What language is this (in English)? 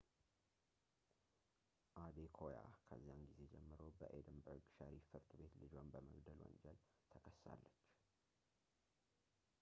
Amharic